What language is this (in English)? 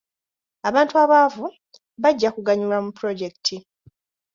Ganda